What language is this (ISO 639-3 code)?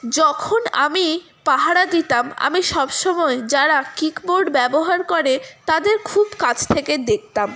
ben